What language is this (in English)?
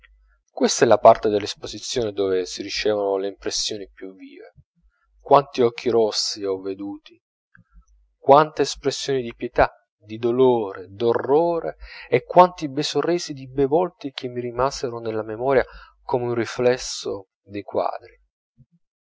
Italian